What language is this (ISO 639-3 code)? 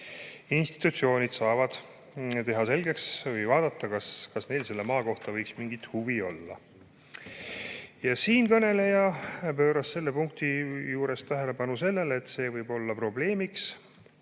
est